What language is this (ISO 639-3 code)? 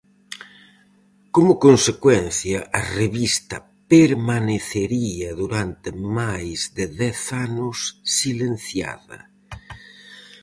glg